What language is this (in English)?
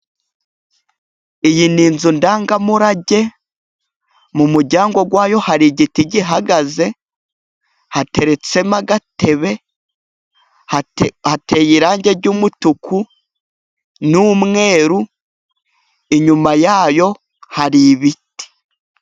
Kinyarwanda